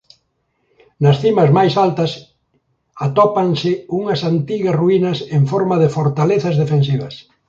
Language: Galician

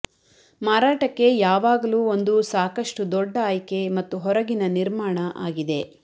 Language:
Kannada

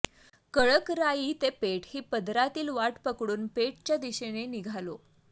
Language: Marathi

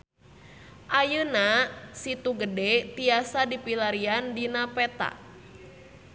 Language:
Sundanese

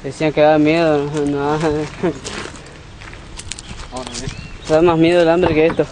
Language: Spanish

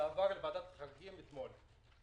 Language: Hebrew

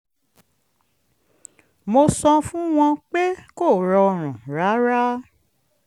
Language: Yoruba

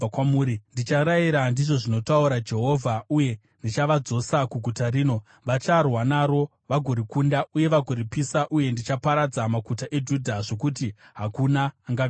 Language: Shona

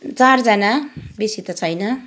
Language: Nepali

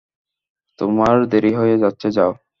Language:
Bangla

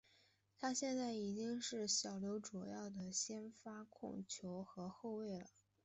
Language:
Chinese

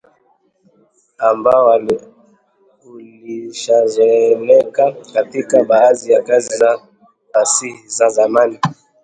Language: Swahili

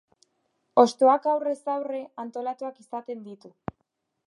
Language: Basque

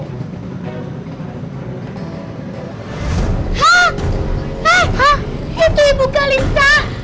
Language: Indonesian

